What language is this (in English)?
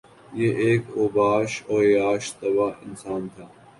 Urdu